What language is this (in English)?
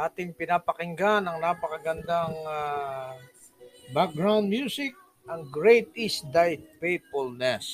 Filipino